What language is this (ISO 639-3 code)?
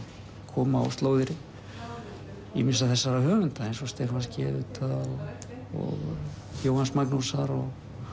isl